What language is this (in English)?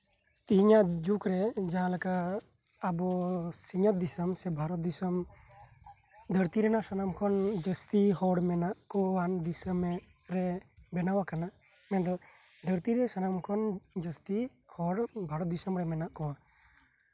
Santali